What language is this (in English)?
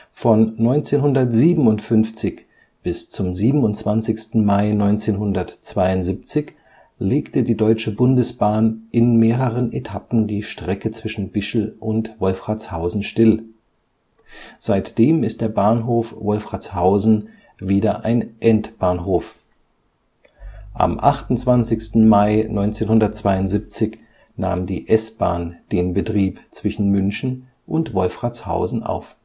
German